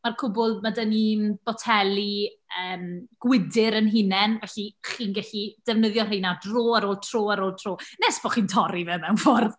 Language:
Welsh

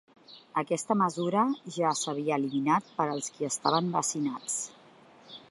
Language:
Catalan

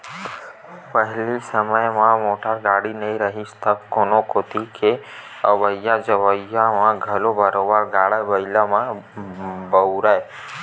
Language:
Chhattisgarhi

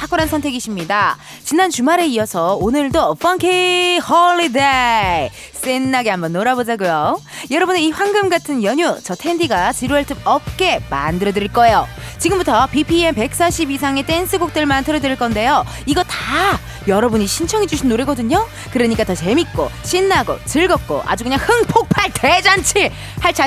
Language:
Korean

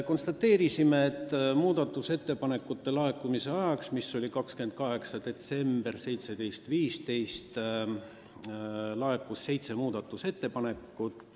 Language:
Estonian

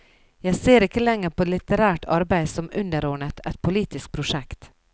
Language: Norwegian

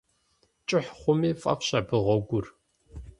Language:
Kabardian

